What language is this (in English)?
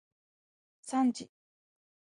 Japanese